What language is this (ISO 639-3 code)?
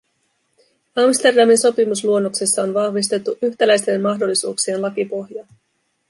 fin